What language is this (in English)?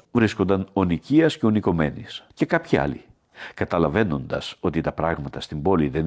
Greek